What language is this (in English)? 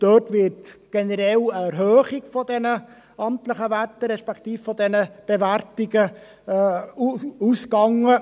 Swiss German